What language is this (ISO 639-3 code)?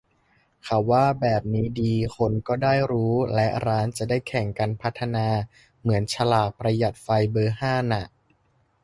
tha